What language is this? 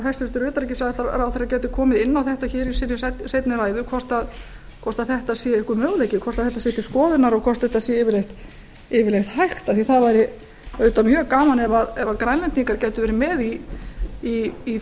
Icelandic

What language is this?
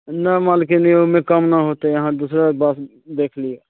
Maithili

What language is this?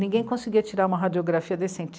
Portuguese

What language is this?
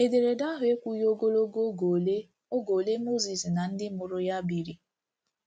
Igbo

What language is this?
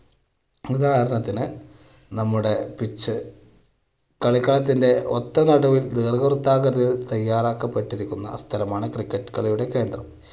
Malayalam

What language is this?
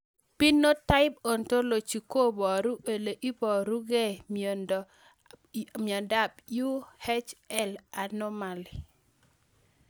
Kalenjin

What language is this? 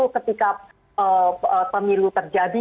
Indonesian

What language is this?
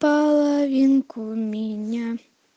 Russian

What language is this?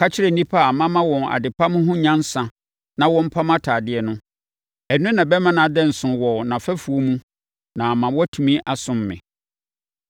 Akan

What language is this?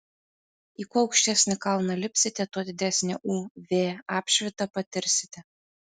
Lithuanian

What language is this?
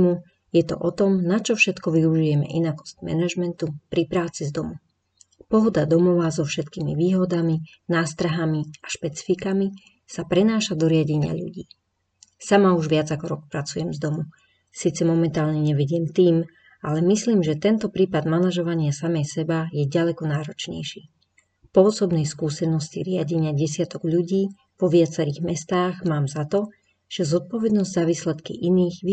Slovak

